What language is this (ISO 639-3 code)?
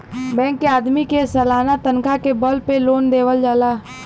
bho